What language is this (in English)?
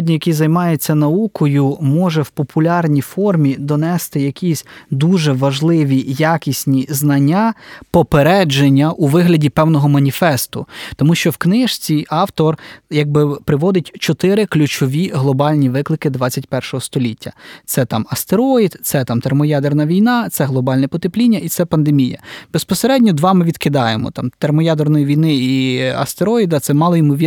Ukrainian